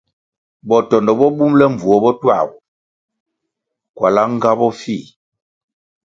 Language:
Kwasio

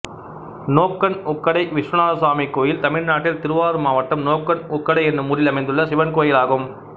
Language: Tamil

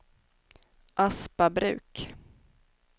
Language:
Swedish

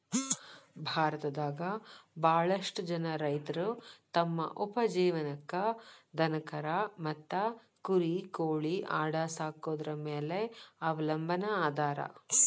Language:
Kannada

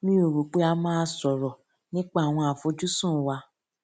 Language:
Yoruba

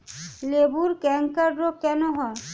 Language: Bangla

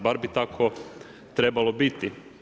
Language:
Croatian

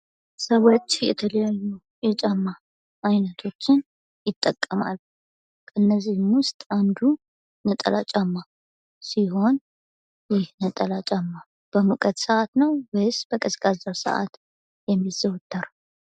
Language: Amharic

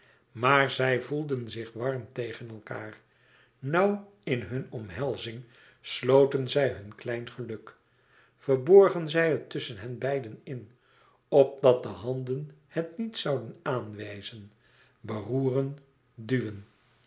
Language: Dutch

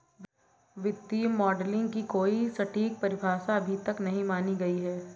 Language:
Hindi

